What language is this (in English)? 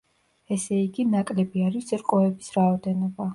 Georgian